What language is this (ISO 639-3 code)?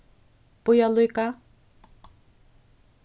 fao